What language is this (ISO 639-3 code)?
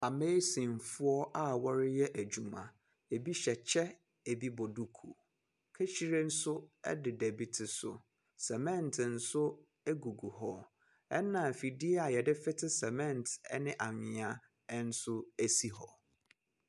aka